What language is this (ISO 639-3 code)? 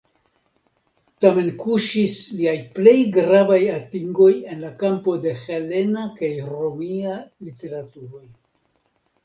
epo